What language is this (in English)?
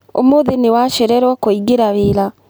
Kikuyu